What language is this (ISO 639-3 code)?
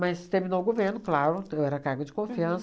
por